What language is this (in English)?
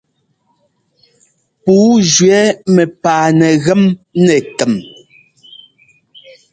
Ngomba